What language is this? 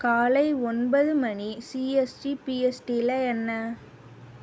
Tamil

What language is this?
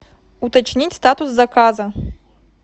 Russian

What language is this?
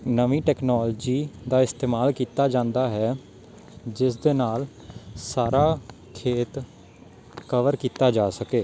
Punjabi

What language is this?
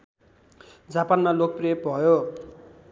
Nepali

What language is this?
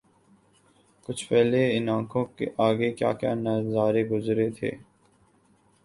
Urdu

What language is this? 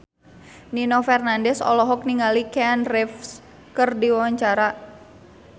Sundanese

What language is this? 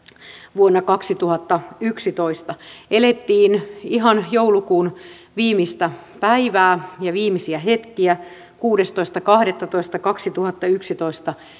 Finnish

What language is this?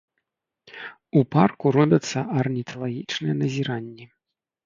Belarusian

